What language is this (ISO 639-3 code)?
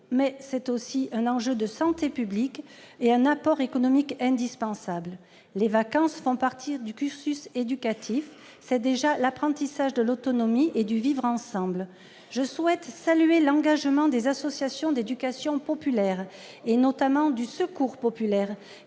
fra